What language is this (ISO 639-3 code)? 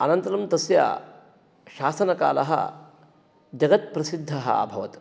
san